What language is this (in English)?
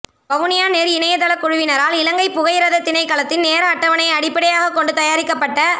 Tamil